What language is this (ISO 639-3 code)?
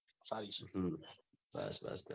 guj